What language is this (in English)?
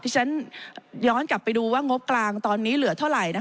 Thai